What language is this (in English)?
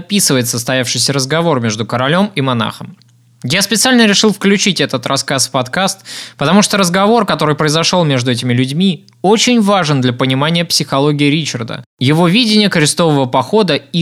Russian